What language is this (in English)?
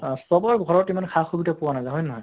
Assamese